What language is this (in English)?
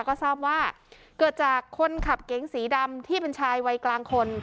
Thai